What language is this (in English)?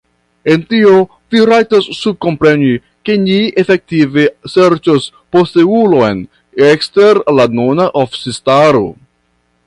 Esperanto